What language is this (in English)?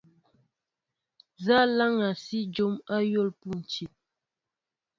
Mbo (Cameroon)